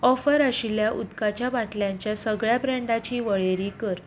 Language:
Konkani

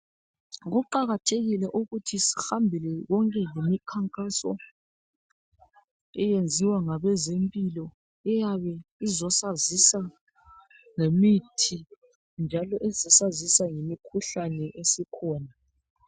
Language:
North Ndebele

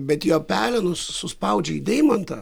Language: Lithuanian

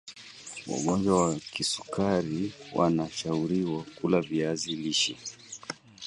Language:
Swahili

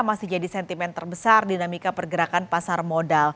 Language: Indonesian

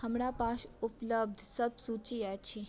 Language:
Maithili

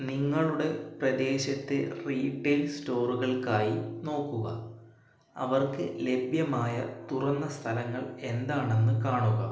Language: Malayalam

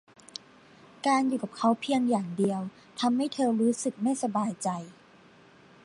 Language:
Thai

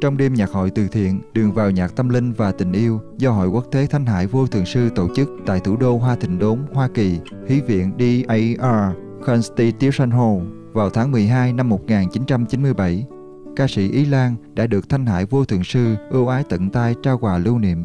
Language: Vietnamese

